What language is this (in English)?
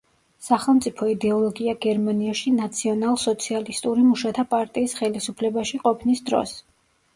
Georgian